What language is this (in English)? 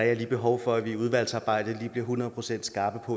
Danish